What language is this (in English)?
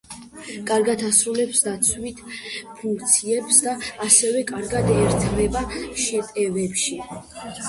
Georgian